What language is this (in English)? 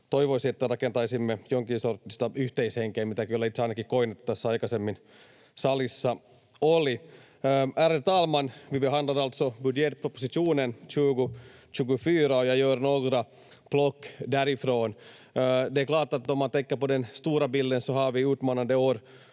Finnish